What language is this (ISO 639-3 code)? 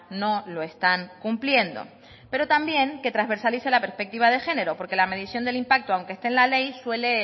spa